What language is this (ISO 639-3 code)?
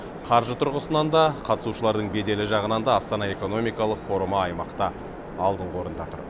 kaz